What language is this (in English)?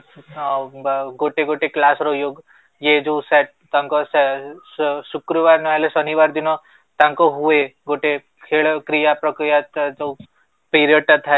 Odia